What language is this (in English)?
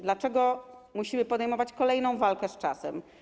Polish